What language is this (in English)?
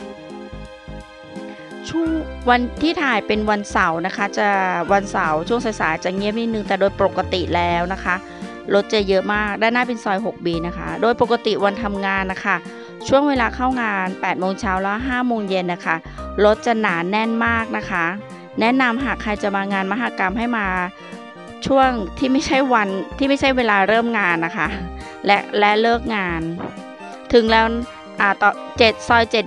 Thai